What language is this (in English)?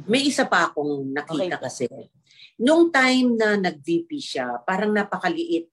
Filipino